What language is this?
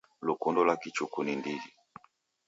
Taita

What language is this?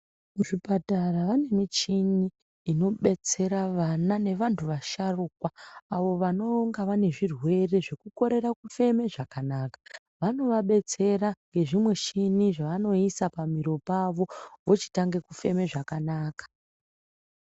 Ndau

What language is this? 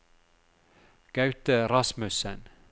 Norwegian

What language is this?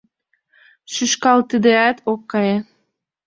Mari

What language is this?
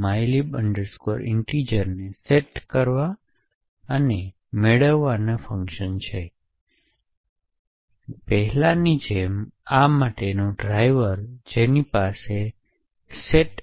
Gujarati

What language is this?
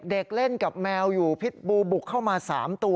Thai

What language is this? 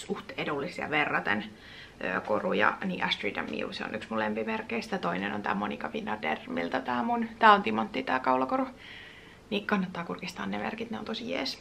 Finnish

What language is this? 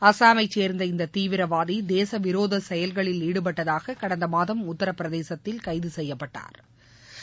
Tamil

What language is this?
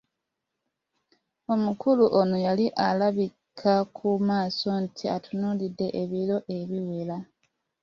Ganda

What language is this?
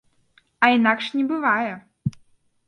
Belarusian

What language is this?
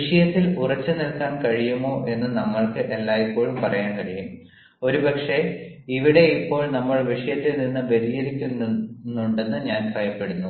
Malayalam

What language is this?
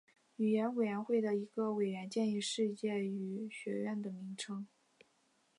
Chinese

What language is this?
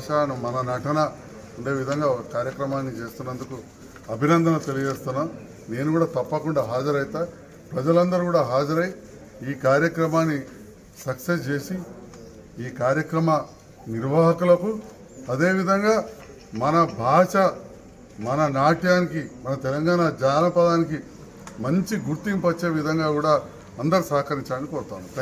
Hindi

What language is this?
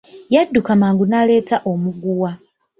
Ganda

